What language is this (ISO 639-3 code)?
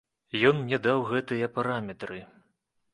bel